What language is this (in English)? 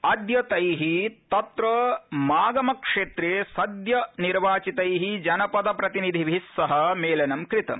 Sanskrit